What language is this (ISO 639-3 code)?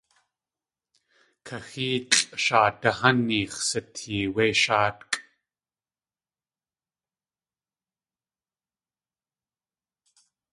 tli